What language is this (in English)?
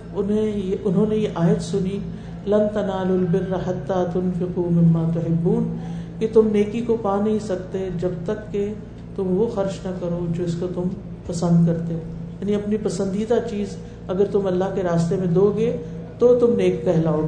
Urdu